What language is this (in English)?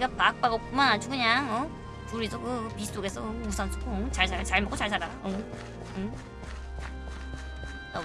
Korean